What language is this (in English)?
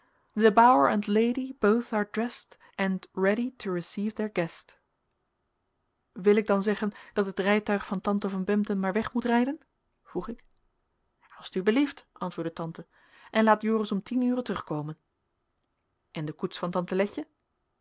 Dutch